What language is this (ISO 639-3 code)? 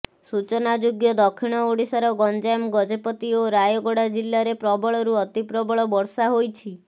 ori